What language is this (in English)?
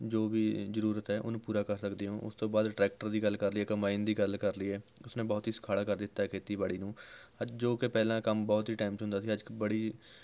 Punjabi